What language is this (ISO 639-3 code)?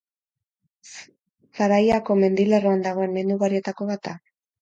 eus